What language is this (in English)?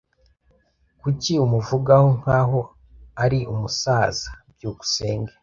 Kinyarwanda